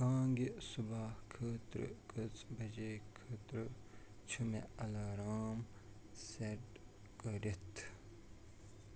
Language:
Kashmiri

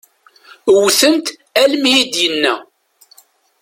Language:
Kabyle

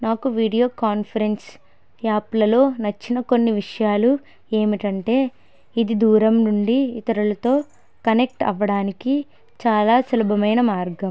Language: Telugu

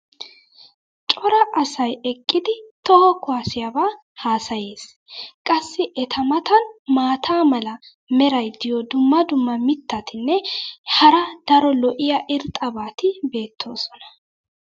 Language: Wolaytta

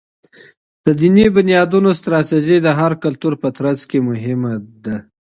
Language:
Pashto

